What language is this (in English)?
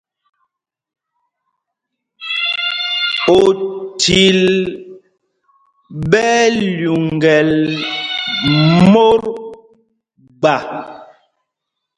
Mpumpong